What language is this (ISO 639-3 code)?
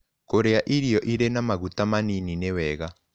kik